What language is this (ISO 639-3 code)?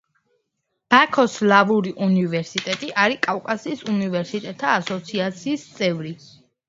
kat